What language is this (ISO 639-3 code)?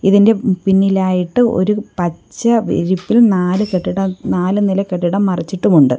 mal